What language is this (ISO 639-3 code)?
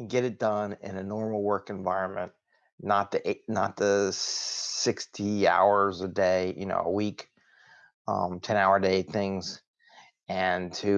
eng